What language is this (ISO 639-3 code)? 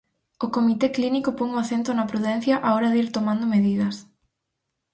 glg